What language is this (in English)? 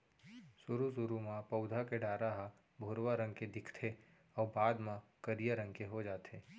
Chhattisgarhi